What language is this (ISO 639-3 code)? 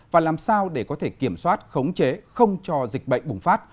vie